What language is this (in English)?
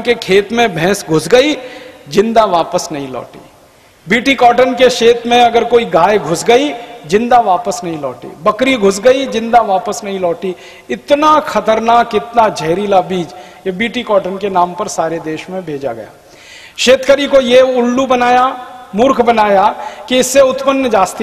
Hindi